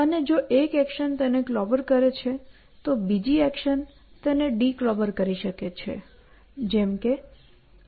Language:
Gujarati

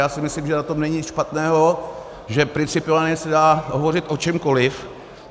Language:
Czech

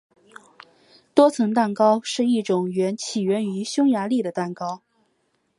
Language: Chinese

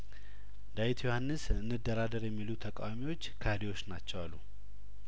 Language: Amharic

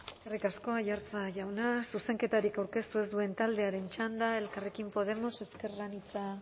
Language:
Basque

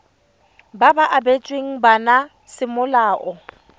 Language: Tswana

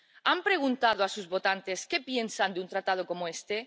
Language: Spanish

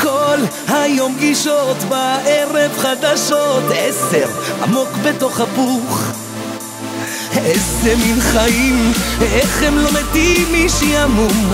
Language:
Arabic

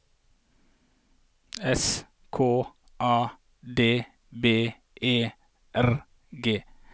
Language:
Norwegian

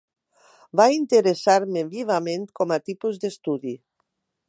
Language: Catalan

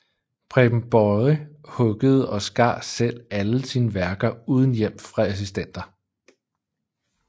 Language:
Danish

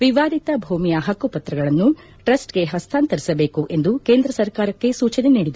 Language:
Kannada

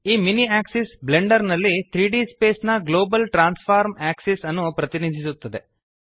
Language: Kannada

